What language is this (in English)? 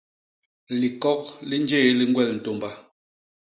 Basaa